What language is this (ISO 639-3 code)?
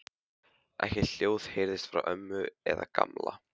isl